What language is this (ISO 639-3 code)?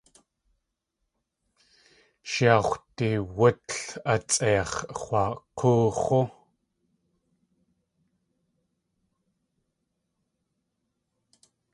tli